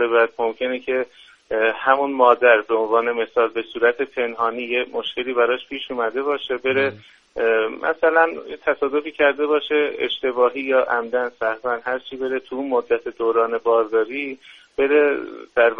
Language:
Persian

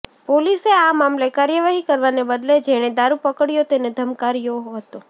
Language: Gujarati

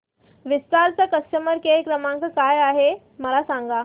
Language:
Marathi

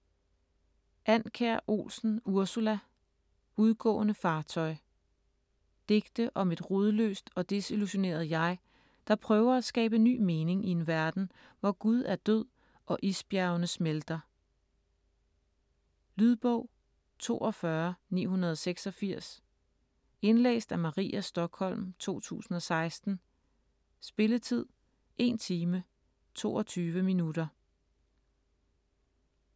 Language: Danish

